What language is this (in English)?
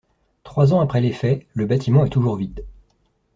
French